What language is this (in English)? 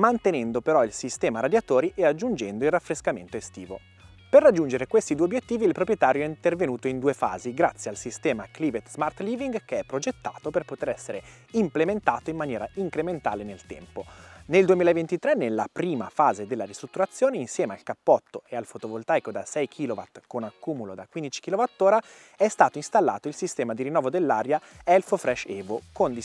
Italian